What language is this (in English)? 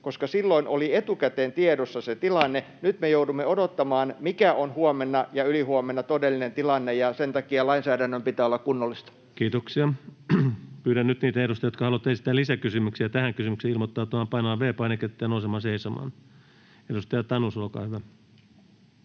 Finnish